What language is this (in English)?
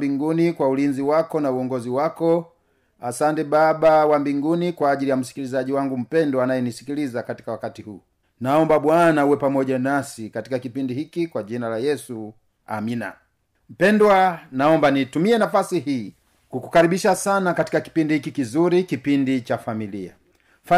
Swahili